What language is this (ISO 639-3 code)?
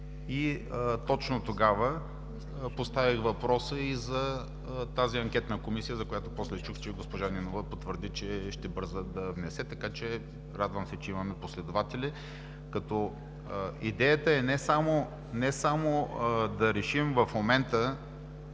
bul